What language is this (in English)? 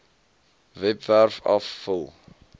Afrikaans